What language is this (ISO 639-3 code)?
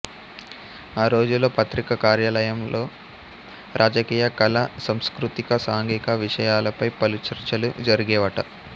tel